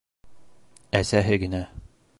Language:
Bashkir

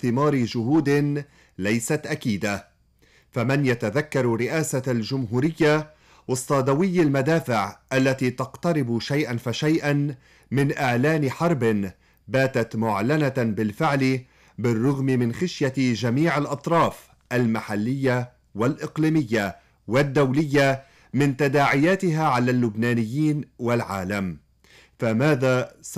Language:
Arabic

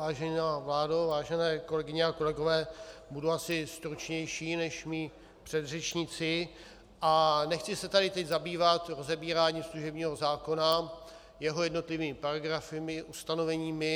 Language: Czech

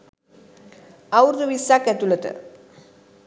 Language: Sinhala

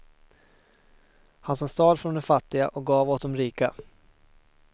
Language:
Swedish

